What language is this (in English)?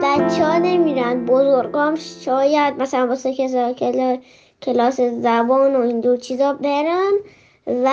Persian